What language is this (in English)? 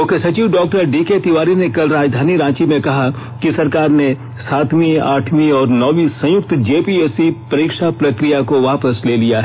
Hindi